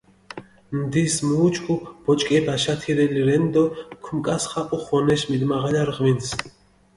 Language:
Mingrelian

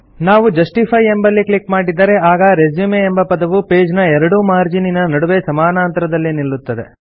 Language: Kannada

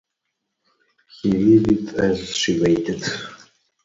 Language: English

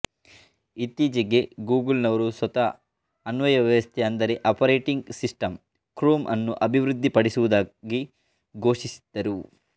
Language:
Kannada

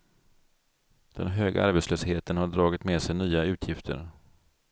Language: Swedish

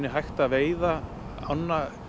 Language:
Icelandic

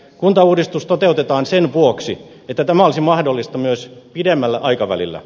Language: Finnish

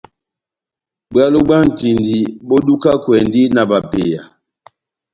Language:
Batanga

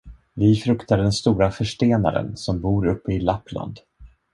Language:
Swedish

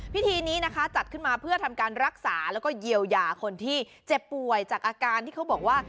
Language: Thai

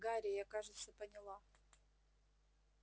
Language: Russian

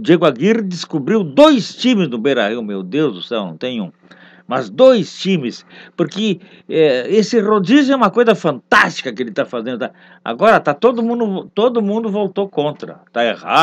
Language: Portuguese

